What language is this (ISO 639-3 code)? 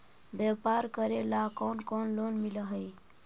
mag